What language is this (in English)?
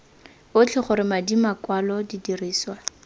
Tswana